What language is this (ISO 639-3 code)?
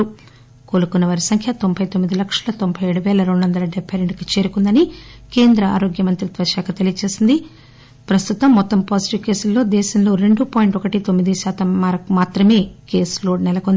tel